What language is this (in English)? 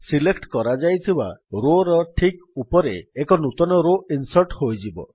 Odia